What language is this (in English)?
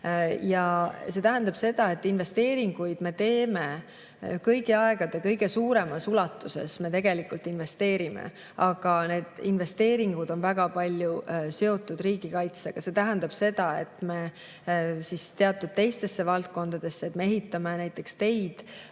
Estonian